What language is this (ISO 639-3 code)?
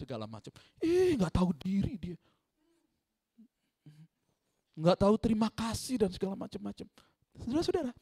ind